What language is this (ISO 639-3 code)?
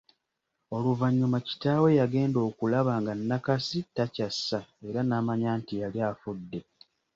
lug